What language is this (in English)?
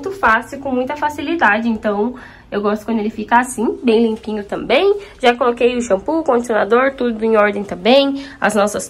Portuguese